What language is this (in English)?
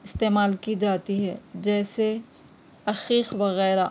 Urdu